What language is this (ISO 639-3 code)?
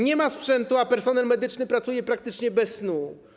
pol